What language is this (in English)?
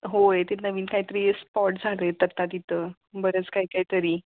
Marathi